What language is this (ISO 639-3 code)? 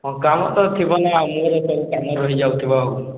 ori